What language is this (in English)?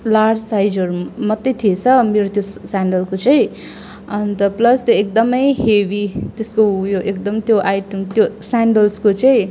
Nepali